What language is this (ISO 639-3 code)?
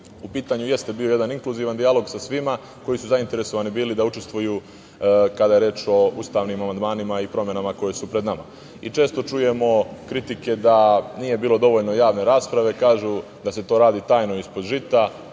srp